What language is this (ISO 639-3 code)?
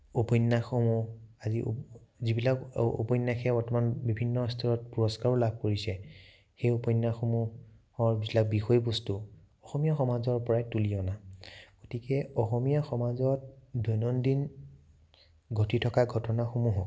asm